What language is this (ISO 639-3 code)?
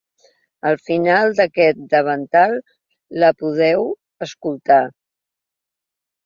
cat